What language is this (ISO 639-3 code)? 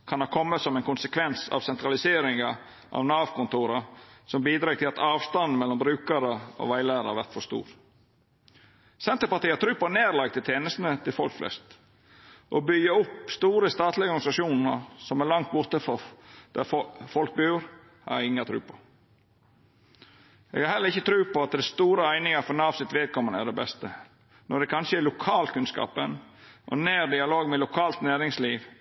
nno